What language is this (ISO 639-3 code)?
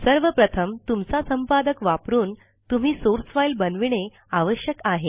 mar